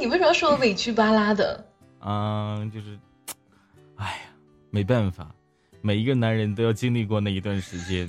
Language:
Chinese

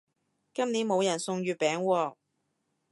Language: Cantonese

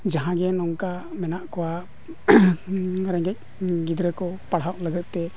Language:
Santali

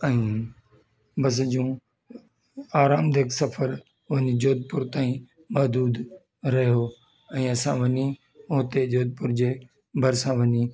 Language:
Sindhi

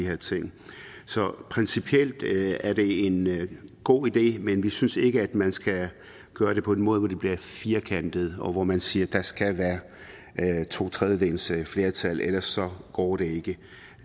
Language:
Danish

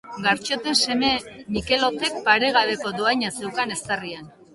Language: Basque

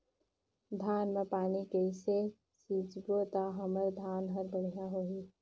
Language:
Chhattisgarhi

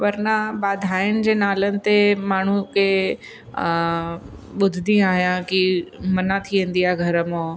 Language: Sindhi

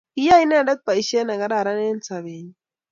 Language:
Kalenjin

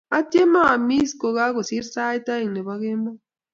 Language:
Kalenjin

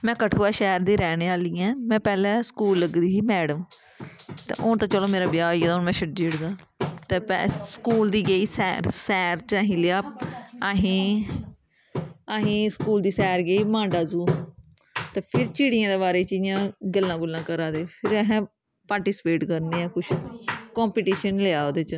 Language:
Dogri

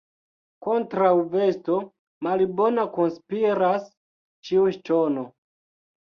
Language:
Esperanto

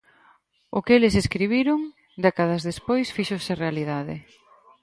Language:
Galician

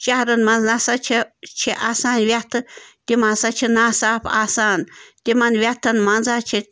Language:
Kashmiri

